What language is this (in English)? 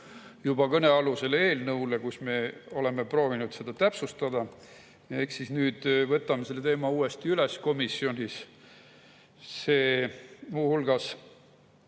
Estonian